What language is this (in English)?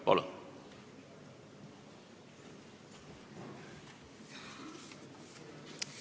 Estonian